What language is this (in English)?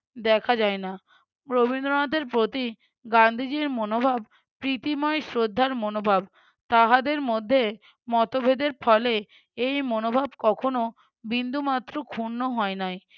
Bangla